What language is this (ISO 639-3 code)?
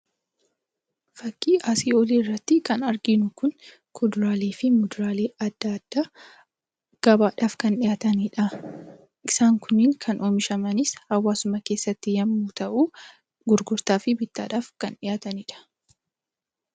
orm